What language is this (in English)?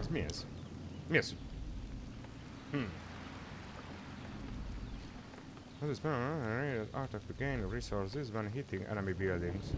Hungarian